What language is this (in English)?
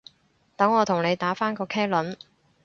Cantonese